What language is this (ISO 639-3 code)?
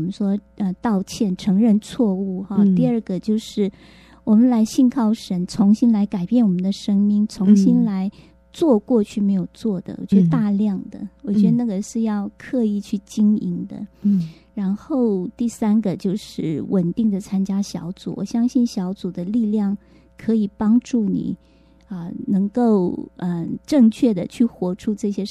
zho